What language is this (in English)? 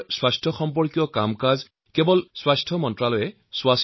Assamese